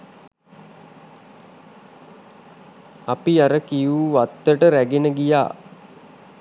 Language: Sinhala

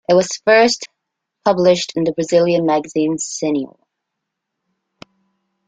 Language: English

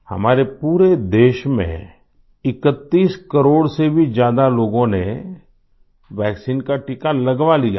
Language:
Hindi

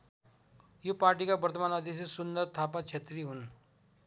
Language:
Nepali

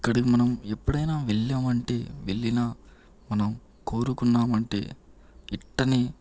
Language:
Telugu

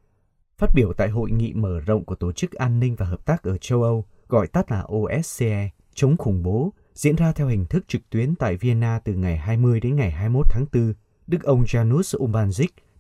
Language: Vietnamese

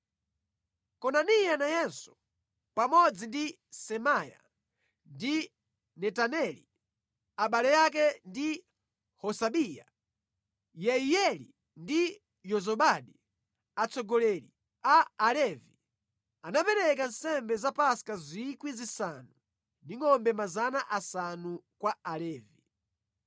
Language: Nyanja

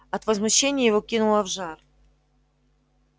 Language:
Russian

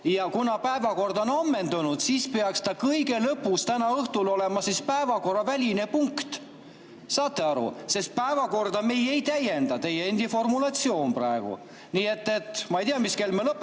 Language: Estonian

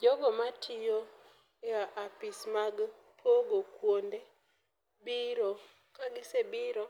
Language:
Luo (Kenya and Tanzania)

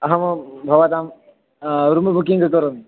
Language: Sanskrit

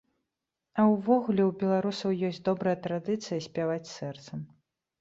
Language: Belarusian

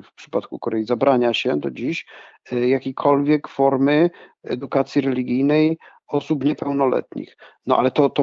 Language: Polish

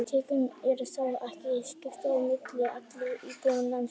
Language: Icelandic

